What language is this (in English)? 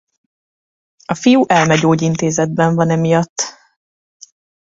Hungarian